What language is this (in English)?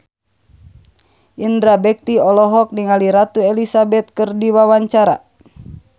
Sundanese